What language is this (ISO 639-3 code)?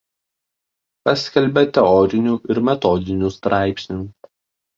lit